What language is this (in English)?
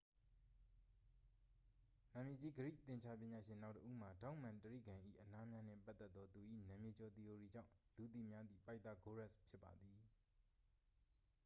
Burmese